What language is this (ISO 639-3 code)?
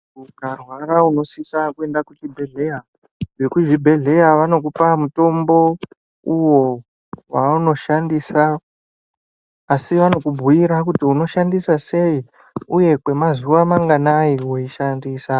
ndc